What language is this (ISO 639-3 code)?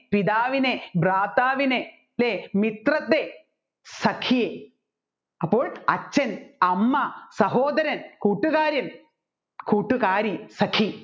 mal